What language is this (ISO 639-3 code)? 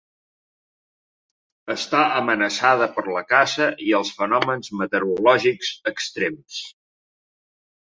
cat